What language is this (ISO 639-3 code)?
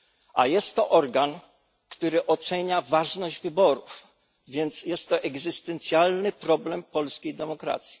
pol